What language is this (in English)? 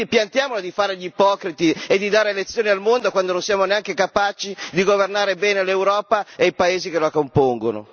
Italian